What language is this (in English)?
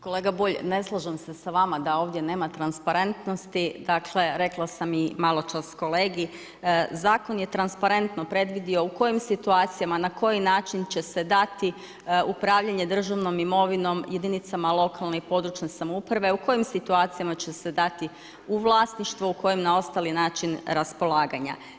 Croatian